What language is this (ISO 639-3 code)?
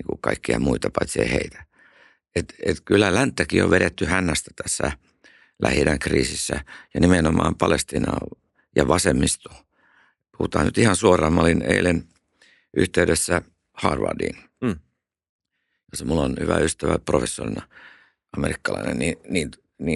fin